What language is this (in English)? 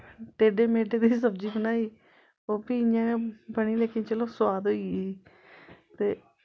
Dogri